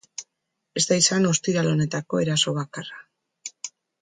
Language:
Basque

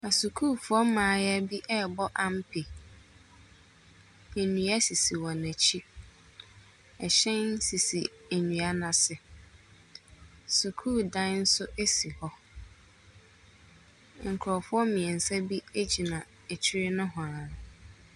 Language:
Akan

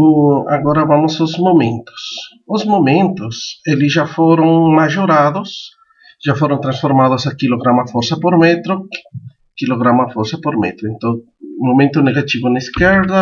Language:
Portuguese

